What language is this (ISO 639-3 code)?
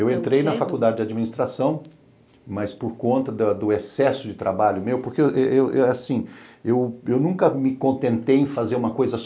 por